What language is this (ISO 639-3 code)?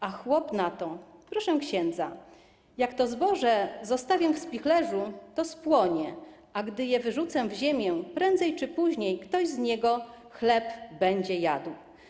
pol